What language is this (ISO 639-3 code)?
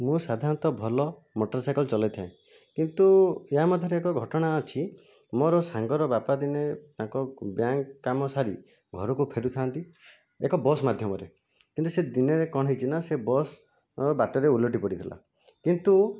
ori